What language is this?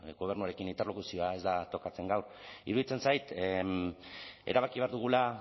Basque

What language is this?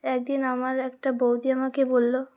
Bangla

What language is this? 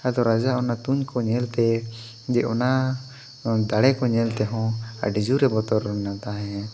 Santali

